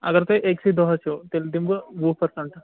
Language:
Kashmiri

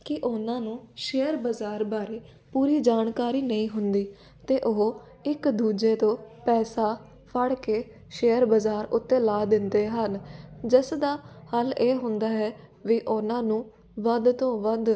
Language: Punjabi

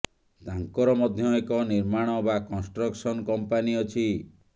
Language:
Odia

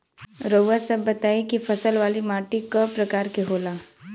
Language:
Bhojpuri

